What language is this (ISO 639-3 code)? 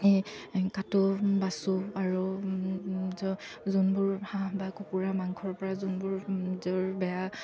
asm